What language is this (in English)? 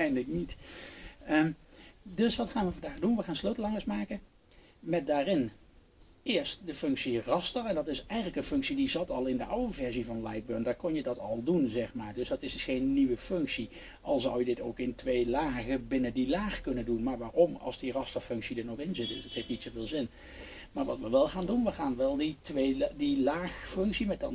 Dutch